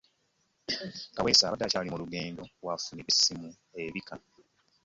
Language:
Ganda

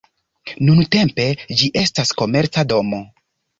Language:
Esperanto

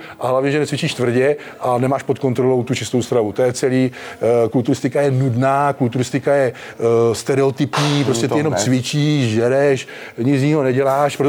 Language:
Czech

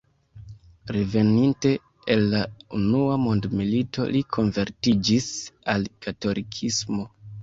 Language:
Esperanto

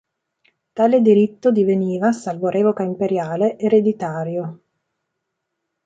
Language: Italian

